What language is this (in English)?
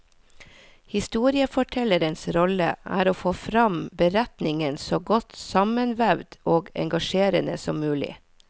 Norwegian